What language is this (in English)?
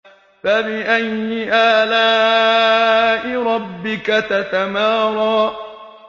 Arabic